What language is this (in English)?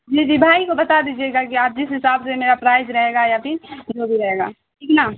Urdu